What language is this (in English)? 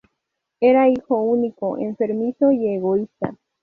Spanish